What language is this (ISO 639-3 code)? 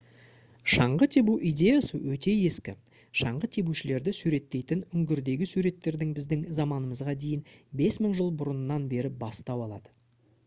kaz